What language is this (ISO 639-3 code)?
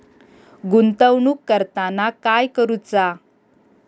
mar